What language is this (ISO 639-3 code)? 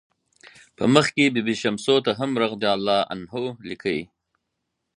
pus